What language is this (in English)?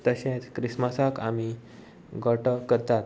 Konkani